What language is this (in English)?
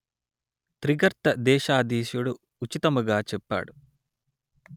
Telugu